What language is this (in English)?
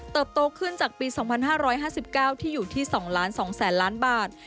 Thai